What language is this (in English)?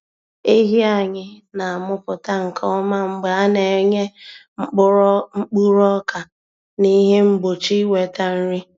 Igbo